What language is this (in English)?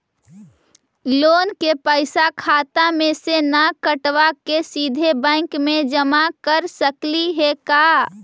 Magahi